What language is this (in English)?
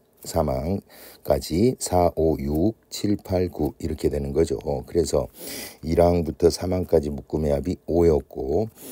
Korean